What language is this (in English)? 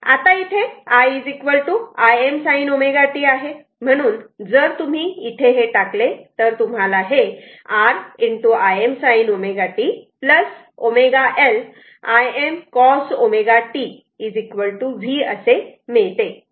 Marathi